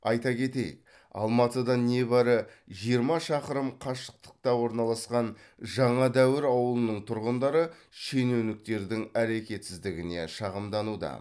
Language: Kazakh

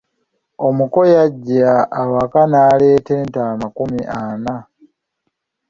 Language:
Ganda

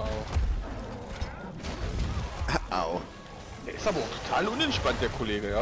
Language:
German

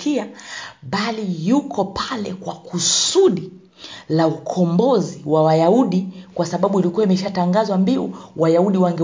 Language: Swahili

